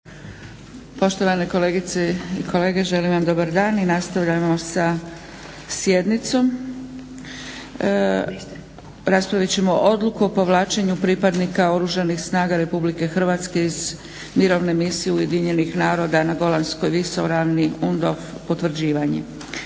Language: Croatian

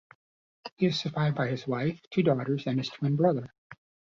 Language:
English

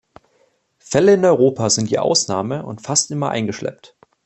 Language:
German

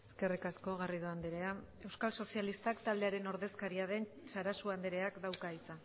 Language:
Basque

